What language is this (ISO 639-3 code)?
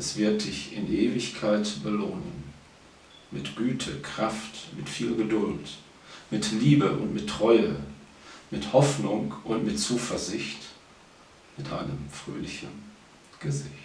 deu